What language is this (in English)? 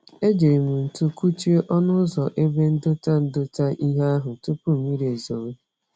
Igbo